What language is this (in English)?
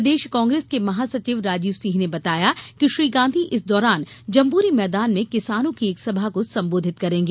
Hindi